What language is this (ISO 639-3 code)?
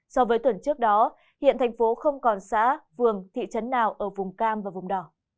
vie